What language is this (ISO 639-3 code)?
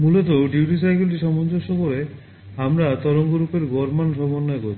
ben